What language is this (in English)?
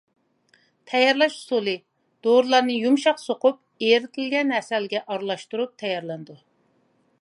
Uyghur